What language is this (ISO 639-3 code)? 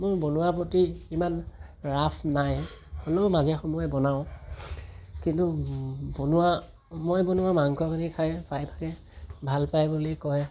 asm